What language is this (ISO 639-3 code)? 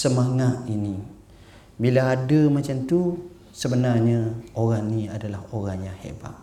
msa